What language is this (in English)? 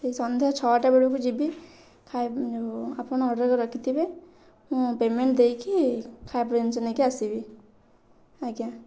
Odia